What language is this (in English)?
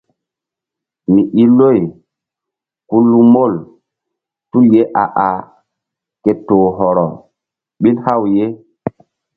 Mbum